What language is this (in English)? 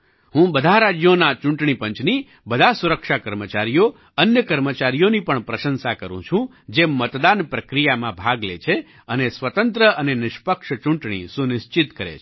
Gujarati